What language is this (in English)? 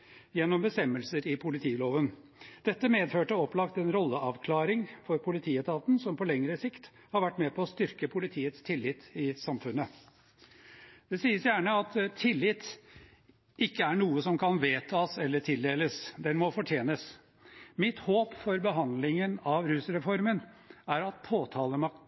Norwegian Bokmål